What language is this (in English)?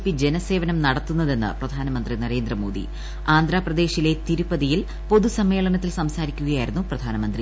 Malayalam